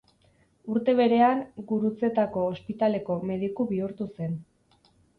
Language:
Basque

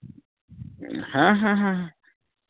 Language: Santali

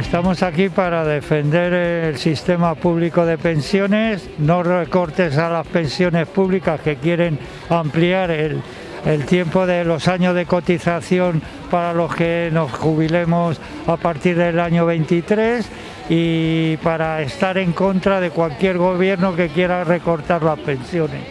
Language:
Spanish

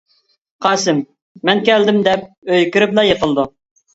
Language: Uyghur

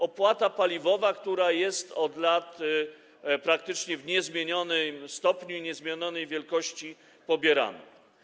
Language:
Polish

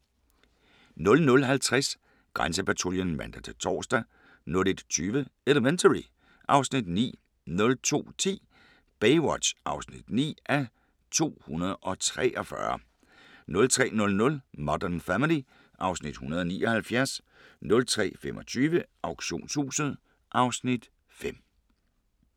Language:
Danish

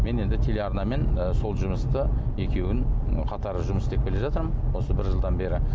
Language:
Kazakh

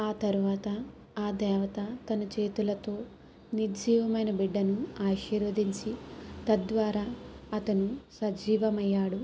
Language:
Telugu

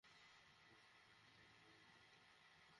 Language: Bangla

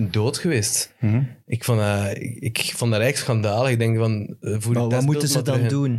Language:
Dutch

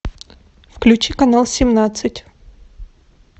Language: Russian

